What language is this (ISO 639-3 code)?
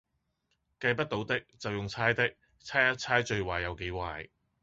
yue